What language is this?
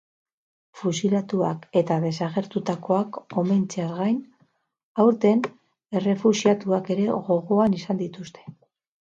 Basque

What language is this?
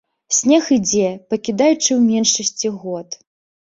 Belarusian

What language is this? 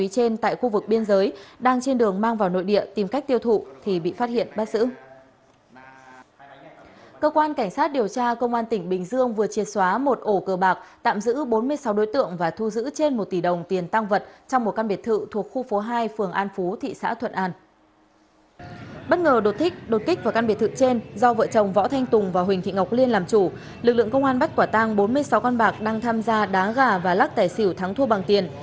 Vietnamese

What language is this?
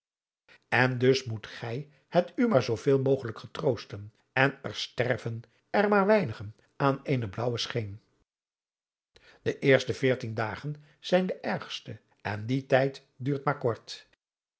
Dutch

